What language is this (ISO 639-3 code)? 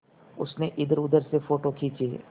hin